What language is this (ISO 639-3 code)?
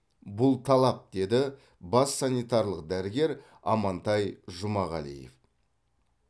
kaz